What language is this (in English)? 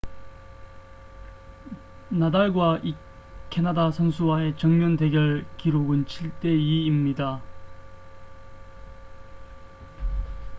Korean